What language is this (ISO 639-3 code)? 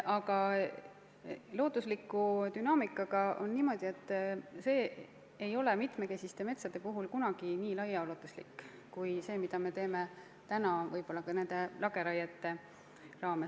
est